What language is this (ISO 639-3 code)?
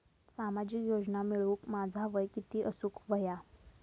mar